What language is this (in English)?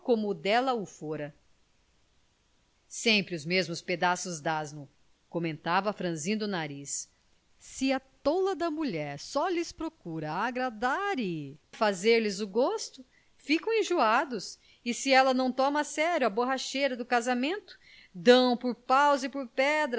Portuguese